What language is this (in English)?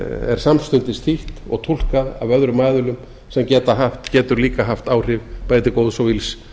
Icelandic